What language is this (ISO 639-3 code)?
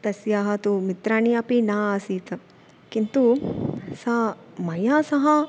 san